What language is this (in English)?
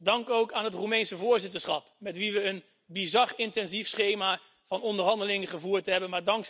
Dutch